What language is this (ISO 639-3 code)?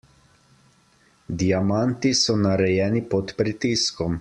slv